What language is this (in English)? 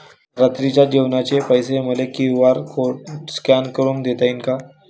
Marathi